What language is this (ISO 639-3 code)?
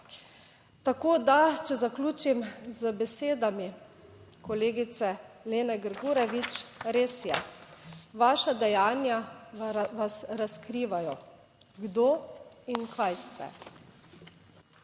slv